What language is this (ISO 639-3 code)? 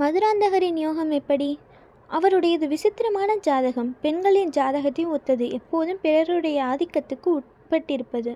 tam